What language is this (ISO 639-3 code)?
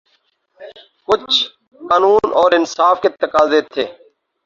urd